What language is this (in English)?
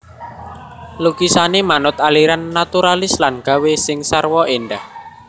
Javanese